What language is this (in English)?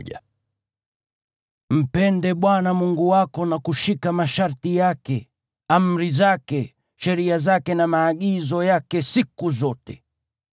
Swahili